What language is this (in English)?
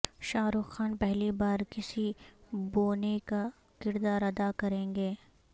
Urdu